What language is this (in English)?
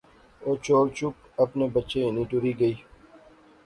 Pahari-Potwari